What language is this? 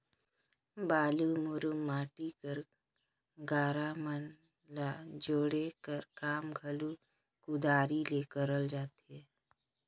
Chhattisgarhi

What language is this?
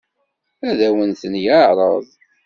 Kabyle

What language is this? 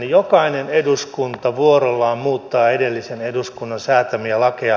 Finnish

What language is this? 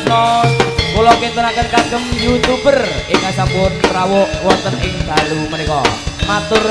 Indonesian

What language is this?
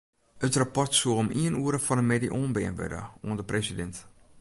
Western Frisian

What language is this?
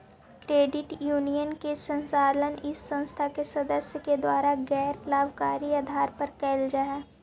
Magahi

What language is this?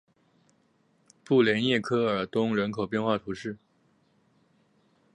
Chinese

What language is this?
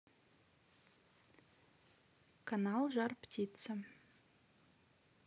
Russian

